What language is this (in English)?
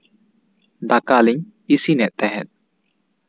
Santali